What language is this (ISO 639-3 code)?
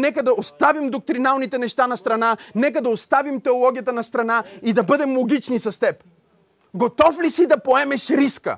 bul